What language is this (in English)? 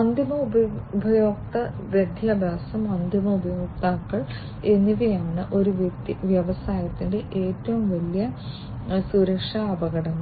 Malayalam